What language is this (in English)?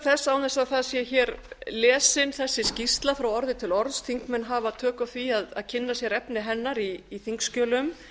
Icelandic